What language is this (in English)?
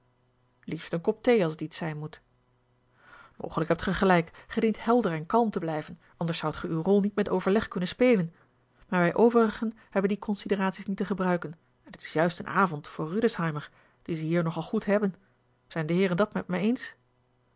Dutch